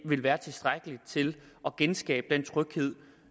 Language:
Danish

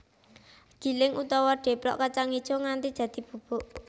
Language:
Javanese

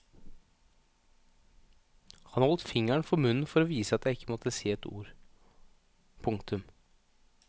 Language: Norwegian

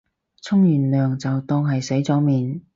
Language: Cantonese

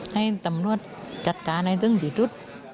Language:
Thai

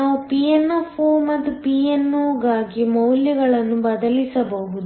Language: Kannada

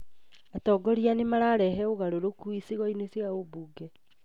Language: Kikuyu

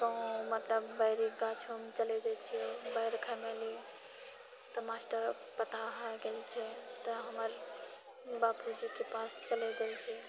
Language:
Maithili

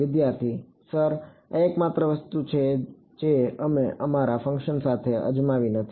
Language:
Gujarati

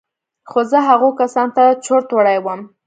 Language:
Pashto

